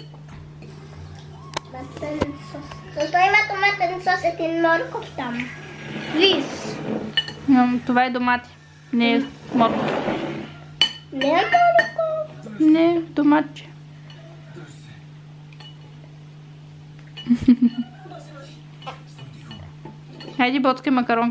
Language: Bulgarian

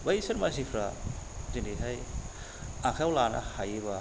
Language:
Bodo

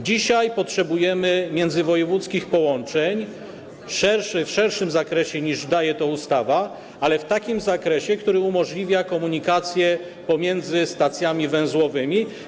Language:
Polish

